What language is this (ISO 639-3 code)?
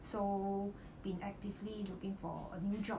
eng